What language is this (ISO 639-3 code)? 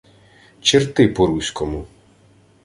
ukr